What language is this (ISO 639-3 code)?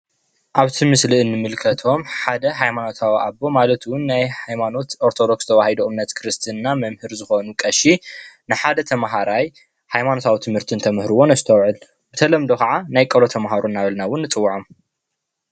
tir